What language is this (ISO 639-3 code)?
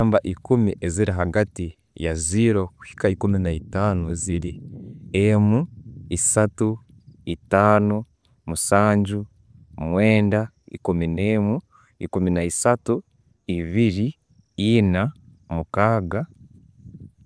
ttj